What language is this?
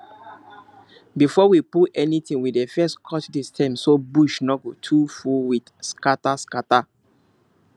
Nigerian Pidgin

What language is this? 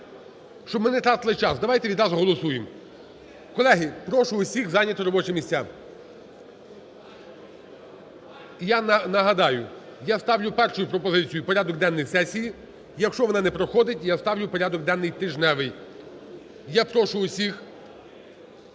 Ukrainian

